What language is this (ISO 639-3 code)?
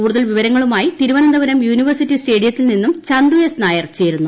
mal